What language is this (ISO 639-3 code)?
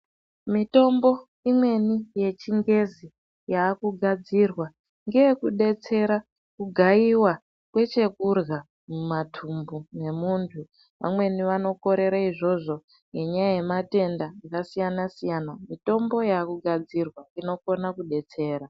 ndc